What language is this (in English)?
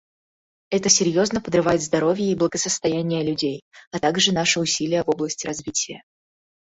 Russian